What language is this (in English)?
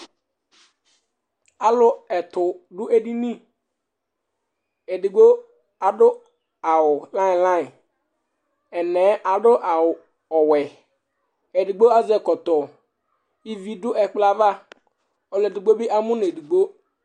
Ikposo